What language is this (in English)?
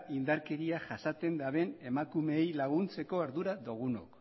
Basque